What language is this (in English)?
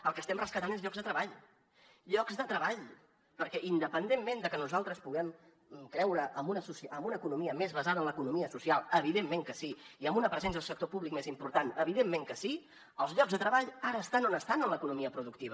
Catalan